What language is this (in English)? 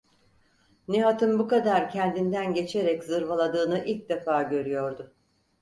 Turkish